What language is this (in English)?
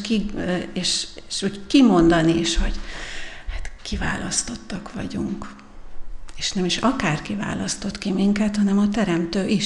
Hungarian